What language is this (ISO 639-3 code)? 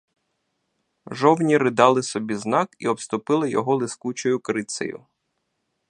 ukr